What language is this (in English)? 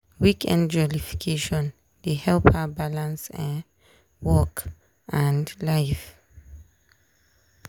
Nigerian Pidgin